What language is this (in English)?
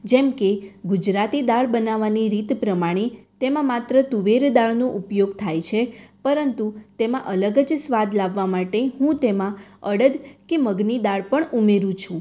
Gujarati